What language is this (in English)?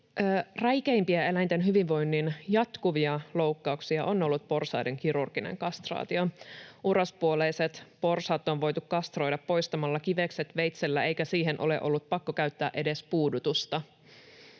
Finnish